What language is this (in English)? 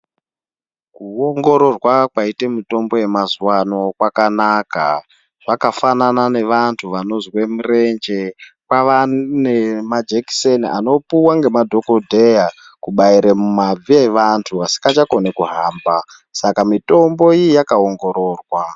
Ndau